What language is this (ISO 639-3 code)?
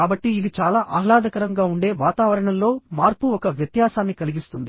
tel